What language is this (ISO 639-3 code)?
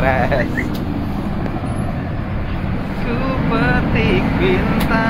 ind